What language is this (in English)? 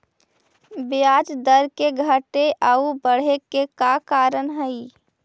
Magahi